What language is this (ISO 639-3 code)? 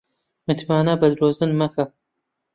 ckb